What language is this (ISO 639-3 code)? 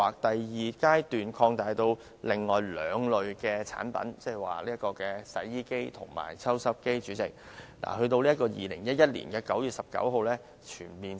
yue